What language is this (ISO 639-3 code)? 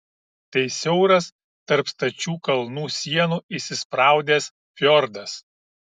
lit